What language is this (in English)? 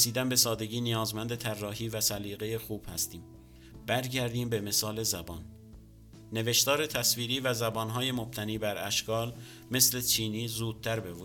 Persian